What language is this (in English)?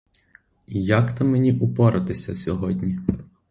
Ukrainian